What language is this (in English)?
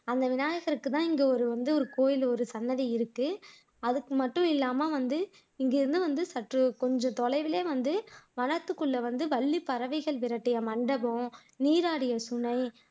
Tamil